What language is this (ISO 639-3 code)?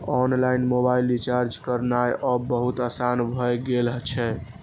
mai